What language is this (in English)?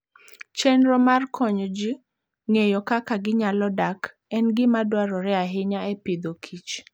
Luo (Kenya and Tanzania)